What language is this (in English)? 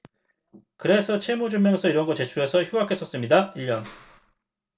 Korean